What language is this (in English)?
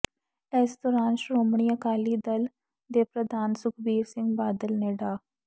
Punjabi